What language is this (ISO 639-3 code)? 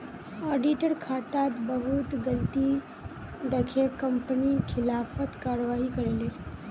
mag